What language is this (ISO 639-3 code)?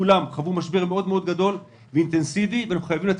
heb